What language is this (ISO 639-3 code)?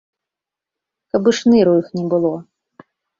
bel